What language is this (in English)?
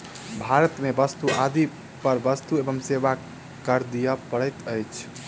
Maithili